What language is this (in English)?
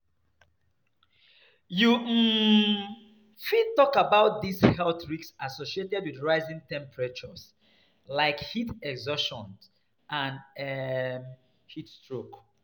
Nigerian Pidgin